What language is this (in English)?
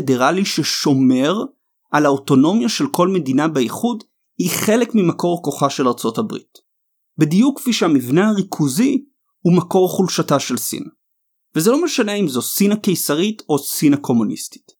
Hebrew